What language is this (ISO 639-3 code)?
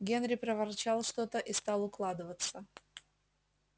rus